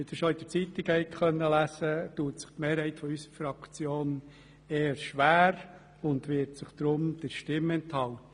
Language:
Swiss German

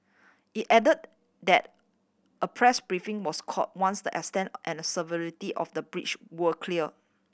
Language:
English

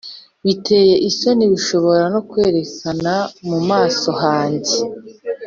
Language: Kinyarwanda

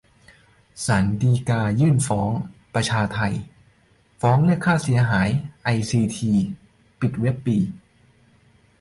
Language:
Thai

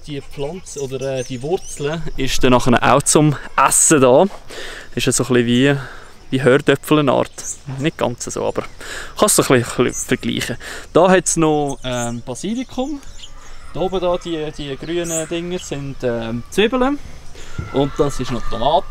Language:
German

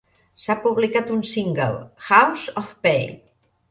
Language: Catalan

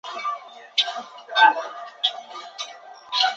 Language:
Chinese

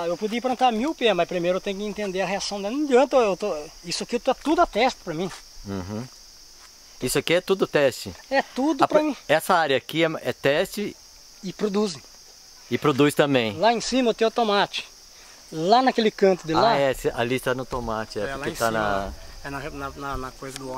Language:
Portuguese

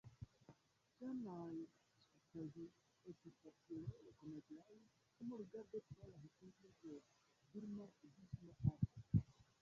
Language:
Esperanto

